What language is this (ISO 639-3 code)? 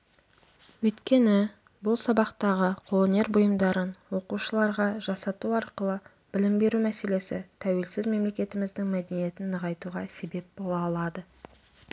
kaz